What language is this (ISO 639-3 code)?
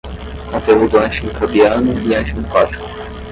por